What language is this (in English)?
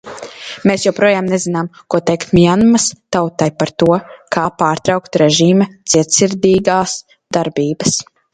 Latvian